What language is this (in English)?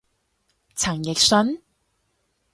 Cantonese